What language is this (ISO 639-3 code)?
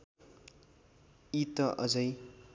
nep